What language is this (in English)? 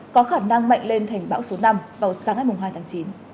Vietnamese